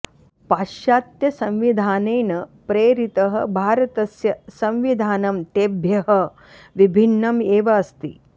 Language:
Sanskrit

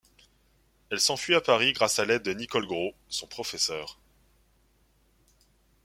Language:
French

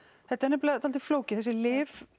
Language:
Icelandic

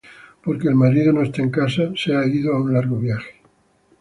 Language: Spanish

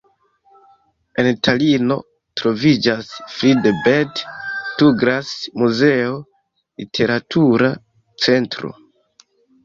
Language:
Esperanto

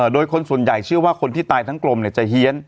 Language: Thai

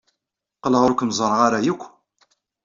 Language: Kabyle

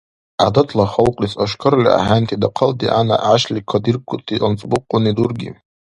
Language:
Dargwa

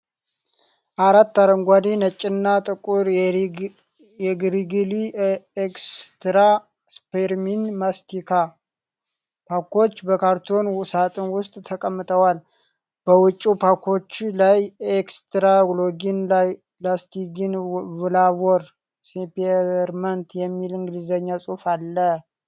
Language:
Amharic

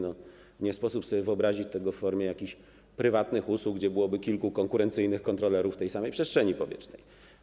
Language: Polish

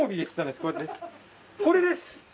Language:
Japanese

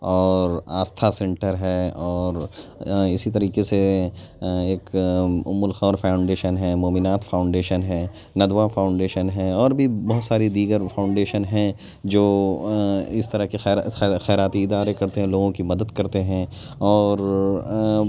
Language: Urdu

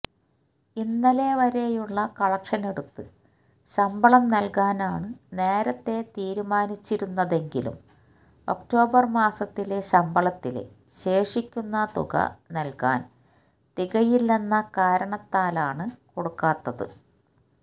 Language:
Malayalam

